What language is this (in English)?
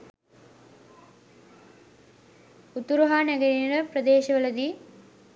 Sinhala